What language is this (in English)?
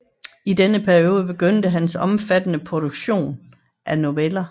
Danish